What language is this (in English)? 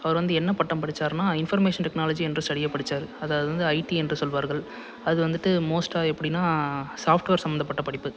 Tamil